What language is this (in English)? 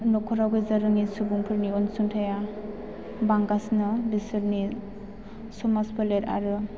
Bodo